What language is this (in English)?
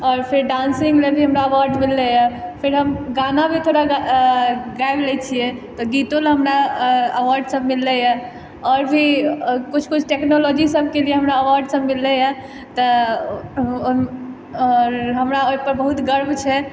Maithili